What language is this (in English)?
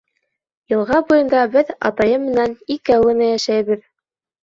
Bashkir